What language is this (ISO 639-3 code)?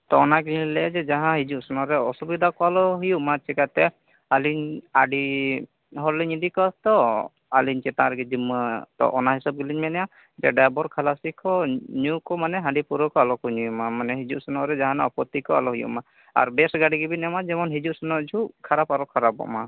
sat